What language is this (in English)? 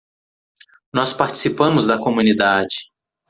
Portuguese